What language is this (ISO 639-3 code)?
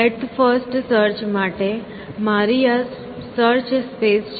guj